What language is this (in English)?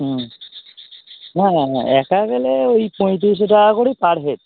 Bangla